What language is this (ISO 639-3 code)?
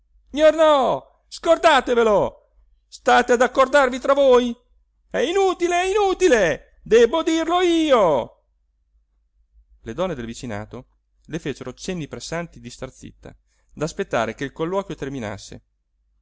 ita